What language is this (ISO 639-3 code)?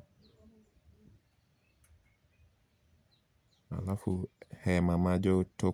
luo